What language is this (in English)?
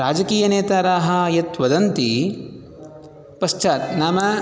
Sanskrit